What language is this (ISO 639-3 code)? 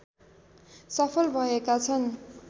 nep